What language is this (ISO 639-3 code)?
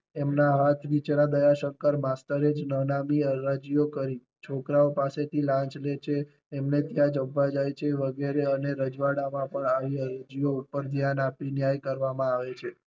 guj